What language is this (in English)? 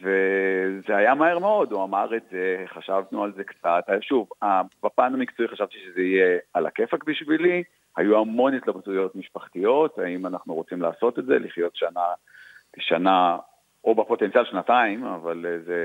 Hebrew